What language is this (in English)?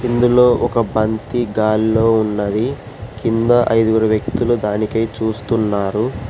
Telugu